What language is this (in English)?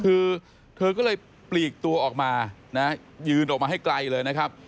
Thai